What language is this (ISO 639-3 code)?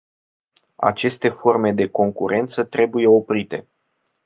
ron